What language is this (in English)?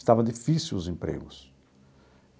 Portuguese